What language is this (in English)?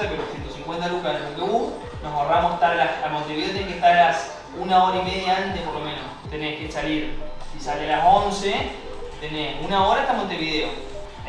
Spanish